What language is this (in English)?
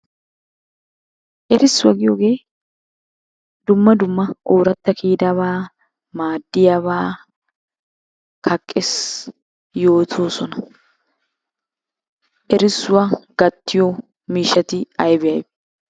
Wolaytta